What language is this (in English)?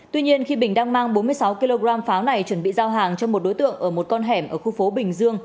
Vietnamese